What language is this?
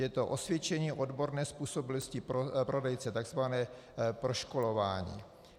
Czech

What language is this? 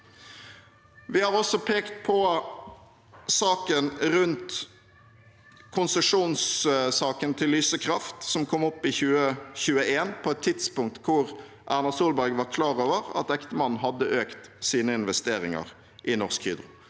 Norwegian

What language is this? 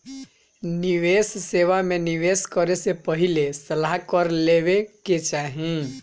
Bhojpuri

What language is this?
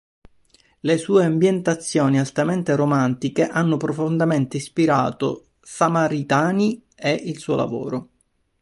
Italian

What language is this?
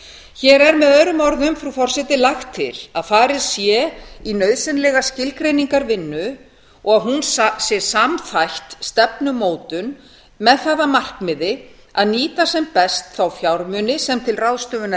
Icelandic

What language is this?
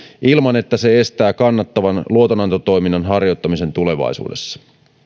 Finnish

